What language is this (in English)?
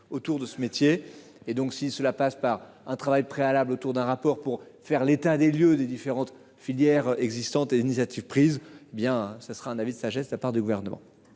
French